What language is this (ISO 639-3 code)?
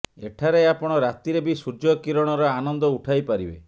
ori